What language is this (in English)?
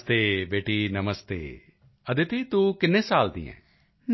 Punjabi